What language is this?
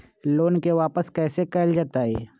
Magahi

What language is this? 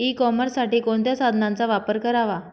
Marathi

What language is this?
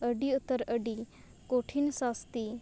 Santali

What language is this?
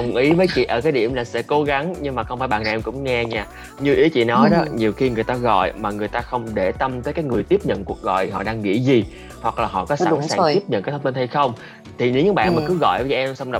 Vietnamese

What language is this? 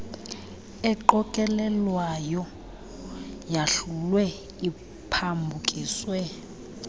Xhosa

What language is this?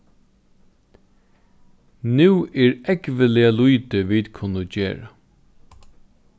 Faroese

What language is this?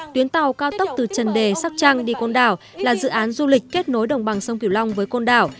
Vietnamese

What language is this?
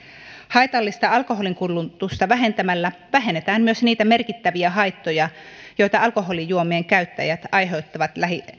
Finnish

